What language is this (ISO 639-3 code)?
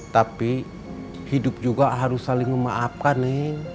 ind